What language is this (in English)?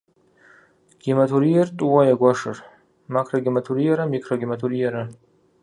Kabardian